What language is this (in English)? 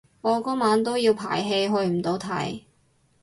Cantonese